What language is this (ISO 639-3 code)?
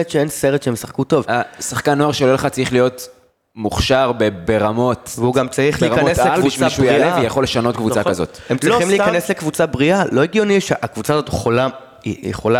heb